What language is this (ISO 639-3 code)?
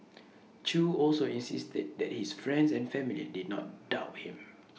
eng